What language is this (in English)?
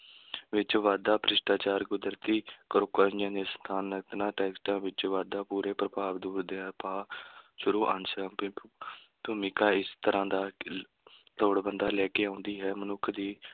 Punjabi